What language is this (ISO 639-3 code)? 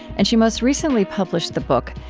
eng